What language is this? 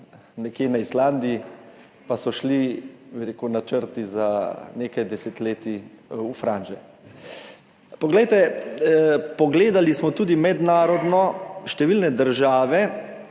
Slovenian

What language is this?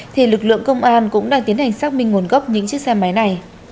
Vietnamese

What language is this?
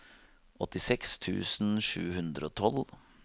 Norwegian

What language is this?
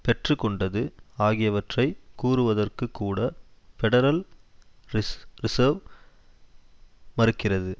Tamil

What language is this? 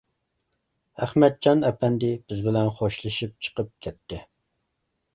Uyghur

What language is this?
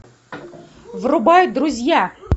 Russian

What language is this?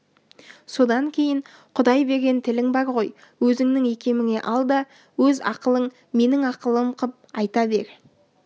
Kazakh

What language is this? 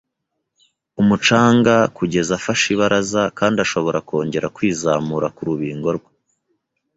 Kinyarwanda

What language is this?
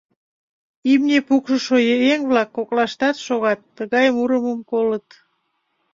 Mari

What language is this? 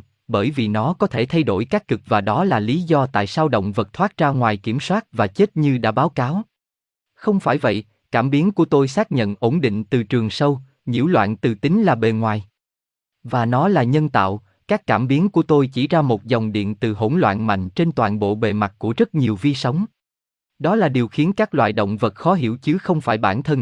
Vietnamese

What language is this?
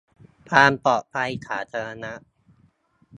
Thai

